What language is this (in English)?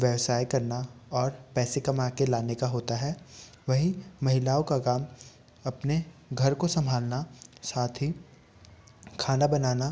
Hindi